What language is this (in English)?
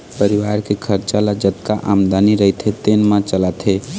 Chhattisgarhi